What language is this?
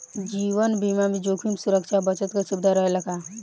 Bhojpuri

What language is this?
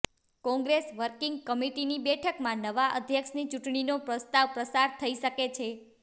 Gujarati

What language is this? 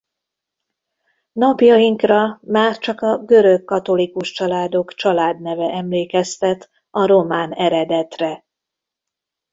Hungarian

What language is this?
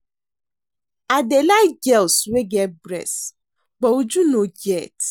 Nigerian Pidgin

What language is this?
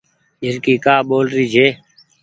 Goaria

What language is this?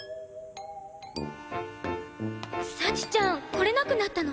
Japanese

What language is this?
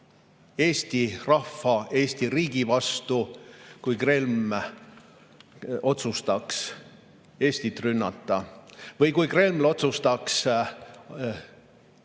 Estonian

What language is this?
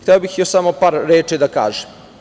Serbian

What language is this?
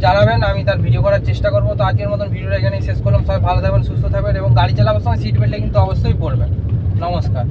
Bangla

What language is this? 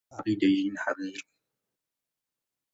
Persian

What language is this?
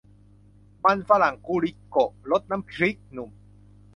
Thai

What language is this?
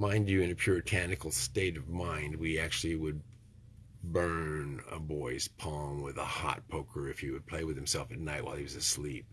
English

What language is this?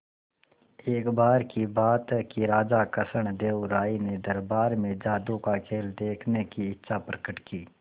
Hindi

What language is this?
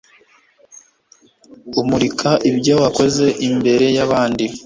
Kinyarwanda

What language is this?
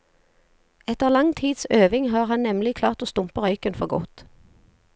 Norwegian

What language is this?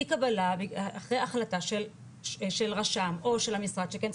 Hebrew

